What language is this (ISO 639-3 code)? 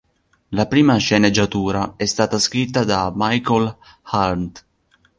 ita